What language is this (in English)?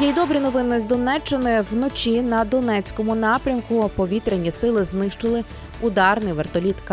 Ukrainian